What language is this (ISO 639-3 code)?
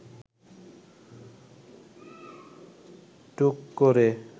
ben